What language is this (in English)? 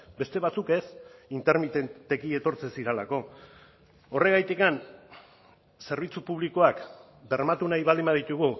Basque